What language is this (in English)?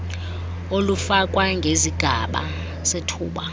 Xhosa